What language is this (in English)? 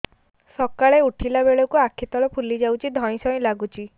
Odia